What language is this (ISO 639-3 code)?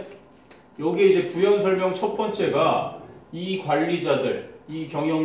kor